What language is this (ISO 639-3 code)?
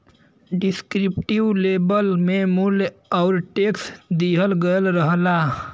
bho